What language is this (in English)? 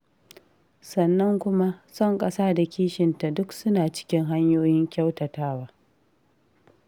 Hausa